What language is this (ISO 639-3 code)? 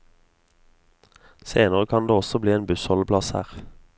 nor